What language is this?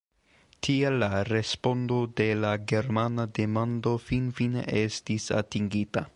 Esperanto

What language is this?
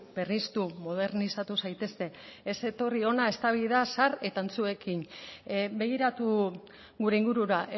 Basque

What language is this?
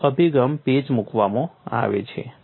Gujarati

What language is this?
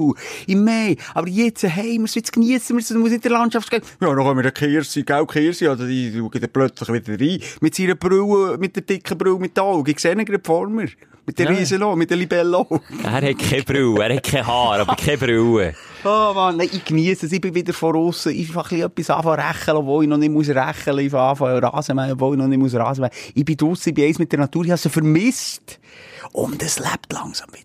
German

